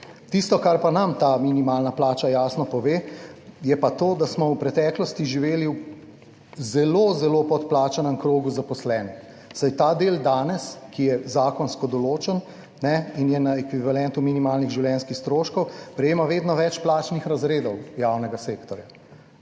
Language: Slovenian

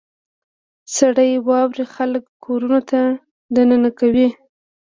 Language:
Pashto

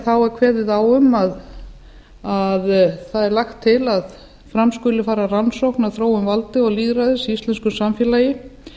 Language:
Icelandic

